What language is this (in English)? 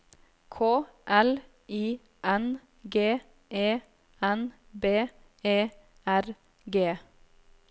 Norwegian